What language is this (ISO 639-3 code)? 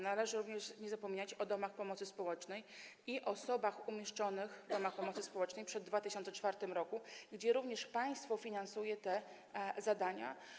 pol